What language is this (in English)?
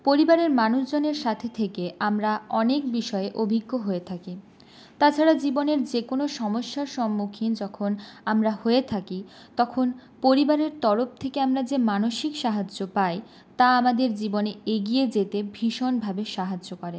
Bangla